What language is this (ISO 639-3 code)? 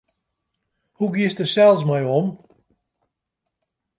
fry